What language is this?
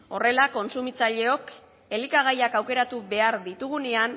Basque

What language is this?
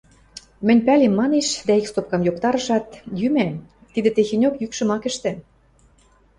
Western Mari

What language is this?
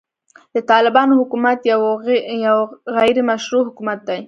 Pashto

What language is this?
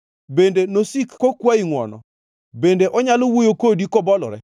Luo (Kenya and Tanzania)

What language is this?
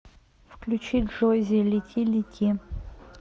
Russian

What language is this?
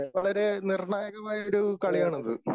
Malayalam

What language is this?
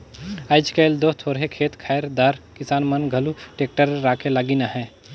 Chhattisgarhi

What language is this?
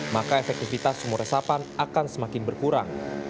Indonesian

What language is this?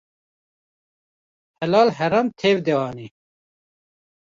Kurdish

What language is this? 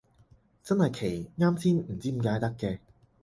Cantonese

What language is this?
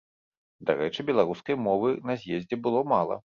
Belarusian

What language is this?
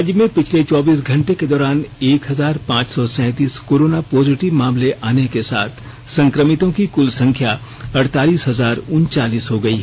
Hindi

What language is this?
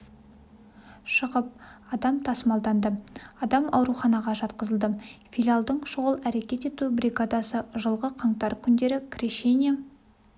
Kazakh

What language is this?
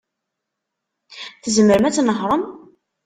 Kabyle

